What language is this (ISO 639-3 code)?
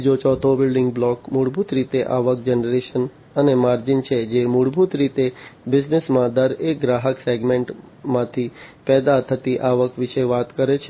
guj